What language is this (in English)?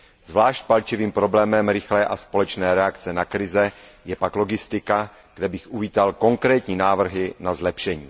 Czech